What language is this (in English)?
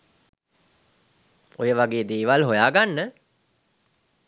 Sinhala